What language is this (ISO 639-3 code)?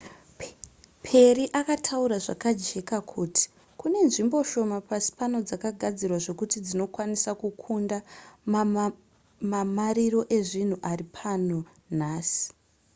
sna